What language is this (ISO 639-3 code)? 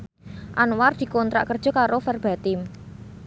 jav